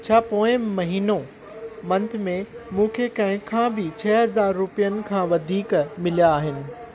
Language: Sindhi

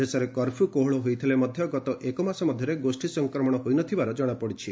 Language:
Odia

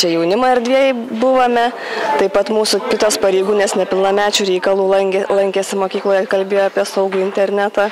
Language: Lithuanian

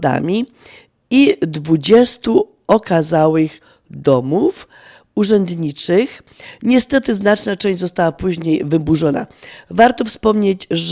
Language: Polish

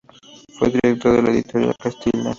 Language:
Spanish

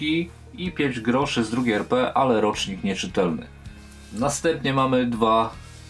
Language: Polish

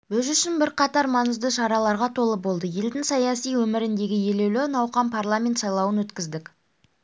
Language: Kazakh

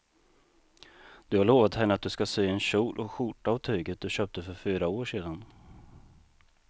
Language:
Swedish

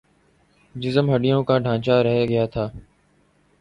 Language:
Urdu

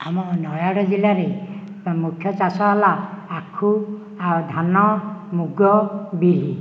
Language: Odia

